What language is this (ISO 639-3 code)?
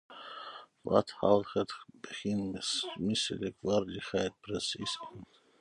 nld